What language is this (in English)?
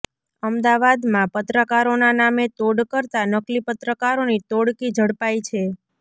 Gujarati